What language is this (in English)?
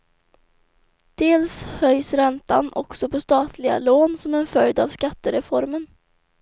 Swedish